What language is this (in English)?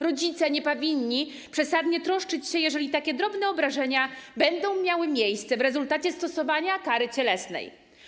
Polish